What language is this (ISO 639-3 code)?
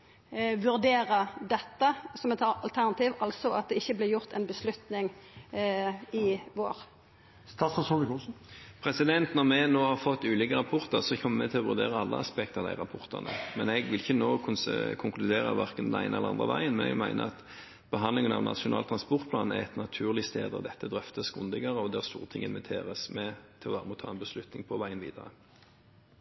nor